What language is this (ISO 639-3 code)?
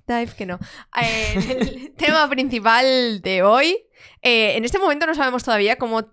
spa